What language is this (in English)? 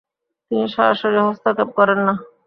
Bangla